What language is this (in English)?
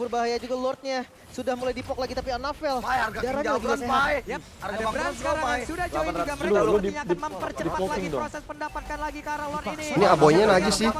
Indonesian